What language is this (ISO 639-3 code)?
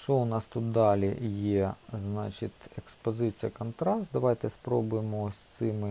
ukr